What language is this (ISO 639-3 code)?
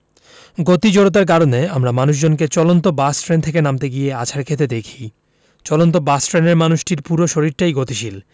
ben